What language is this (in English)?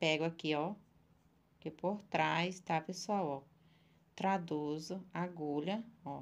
Portuguese